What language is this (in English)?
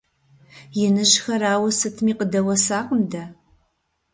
Kabardian